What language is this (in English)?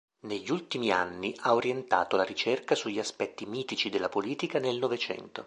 Italian